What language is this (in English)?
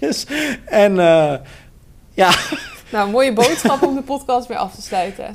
Dutch